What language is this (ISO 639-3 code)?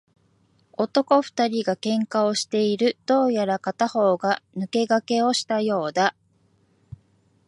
jpn